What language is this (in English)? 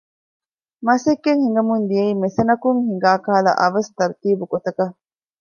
Divehi